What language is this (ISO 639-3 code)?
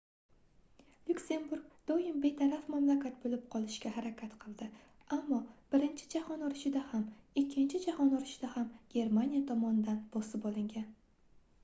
uzb